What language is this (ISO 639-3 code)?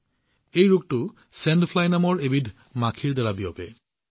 asm